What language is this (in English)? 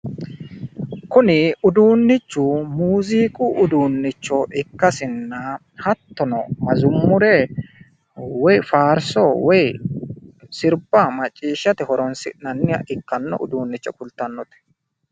Sidamo